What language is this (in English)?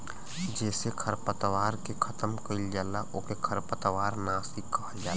Bhojpuri